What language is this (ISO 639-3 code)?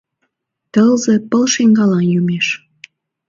chm